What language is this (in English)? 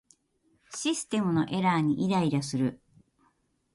Japanese